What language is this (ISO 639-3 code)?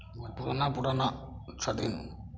mai